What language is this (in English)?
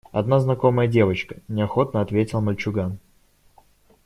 Russian